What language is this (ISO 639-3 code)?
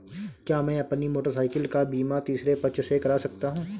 hin